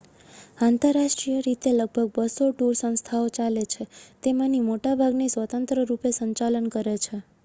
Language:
Gujarati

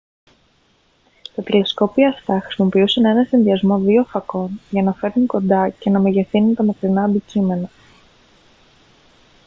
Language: Greek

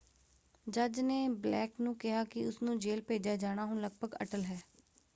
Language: Punjabi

